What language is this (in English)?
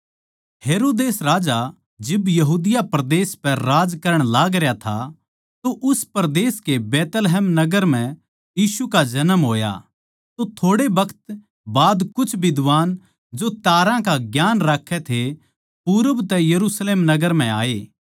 Haryanvi